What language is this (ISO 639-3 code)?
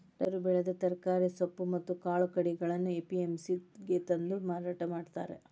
kan